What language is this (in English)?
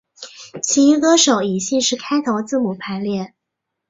Chinese